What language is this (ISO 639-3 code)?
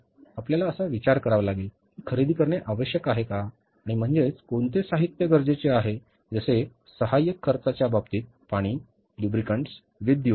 mar